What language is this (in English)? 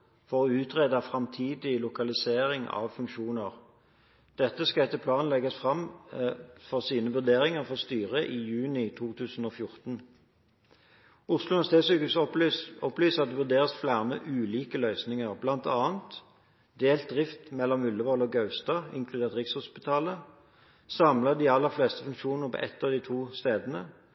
Norwegian Bokmål